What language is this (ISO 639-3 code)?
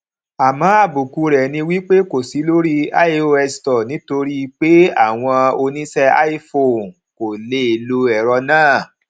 yor